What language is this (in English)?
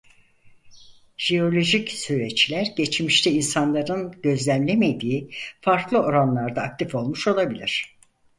Turkish